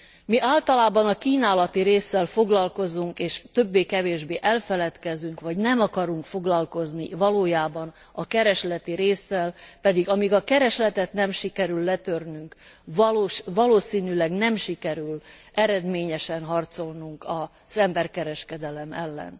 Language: Hungarian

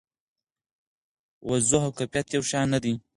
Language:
Pashto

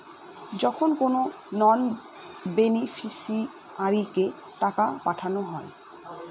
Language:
Bangla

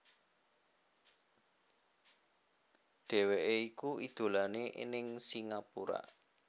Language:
Javanese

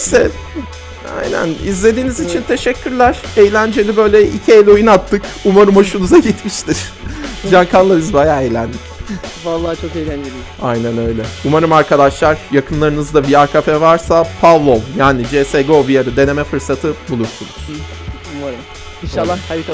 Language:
Turkish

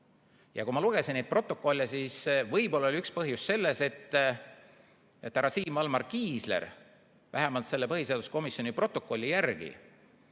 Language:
Estonian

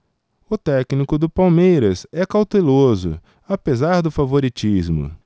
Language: Portuguese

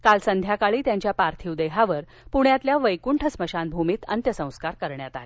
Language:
Marathi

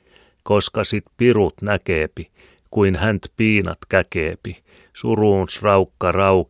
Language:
Finnish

